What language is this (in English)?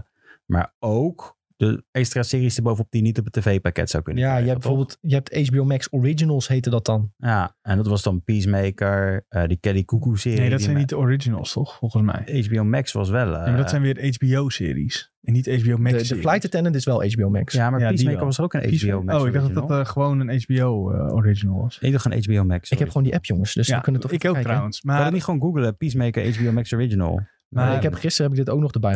Dutch